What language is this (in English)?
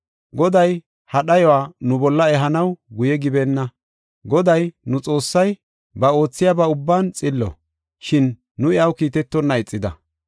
Gofa